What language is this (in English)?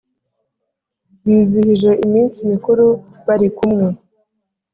Kinyarwanda